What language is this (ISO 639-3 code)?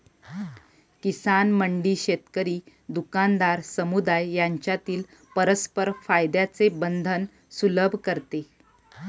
mar